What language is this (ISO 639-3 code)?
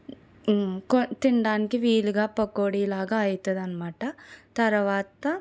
tel